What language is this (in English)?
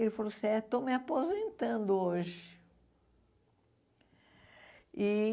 Portuguese